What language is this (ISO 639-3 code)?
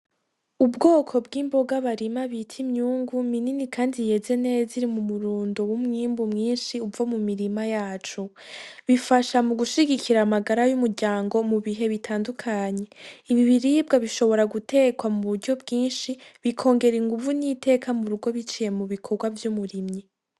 run